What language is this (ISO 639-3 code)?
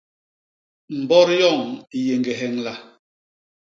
bas